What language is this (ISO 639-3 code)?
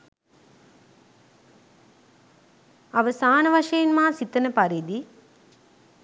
sin